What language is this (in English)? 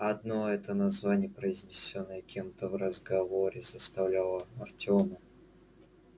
Russian